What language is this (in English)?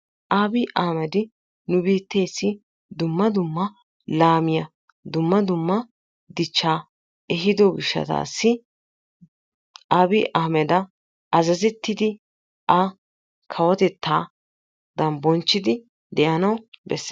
Wolaytta